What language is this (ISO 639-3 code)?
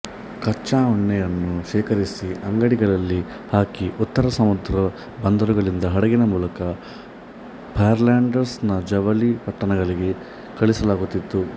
kan